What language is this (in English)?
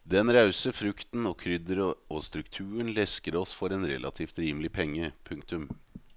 Norwegian